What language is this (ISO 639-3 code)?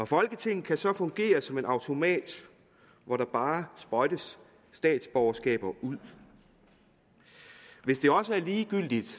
dan